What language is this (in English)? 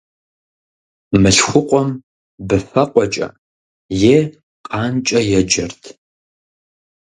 Kabardian